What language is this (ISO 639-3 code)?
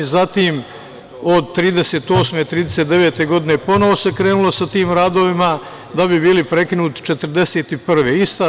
srp